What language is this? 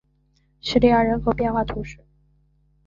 Chinese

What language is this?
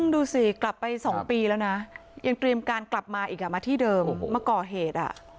Thai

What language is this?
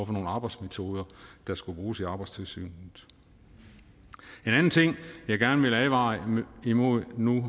Danish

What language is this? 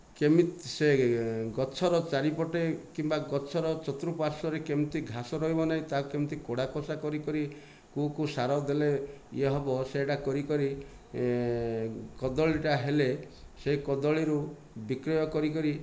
Odia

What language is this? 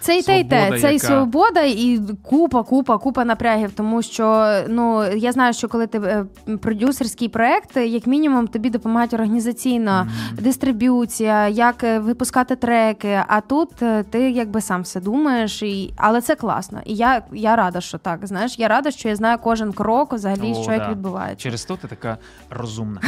Ukrainian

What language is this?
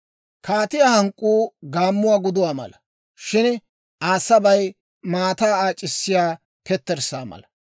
Dawro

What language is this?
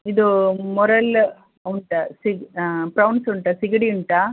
Kannada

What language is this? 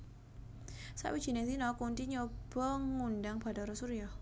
Javanese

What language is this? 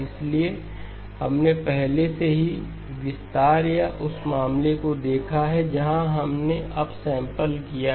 Hindi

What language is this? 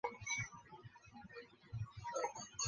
Chinese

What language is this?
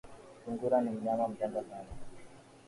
Swahili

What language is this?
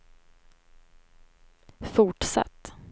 Swedish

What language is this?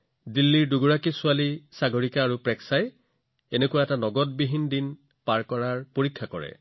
Assamese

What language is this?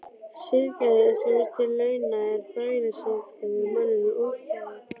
Icelandic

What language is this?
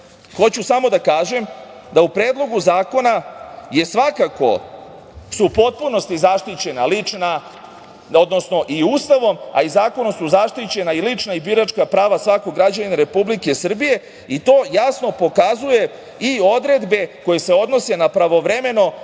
Serbian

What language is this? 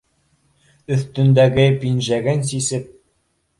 Bashkir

